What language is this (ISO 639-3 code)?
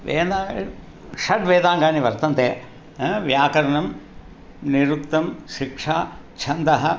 san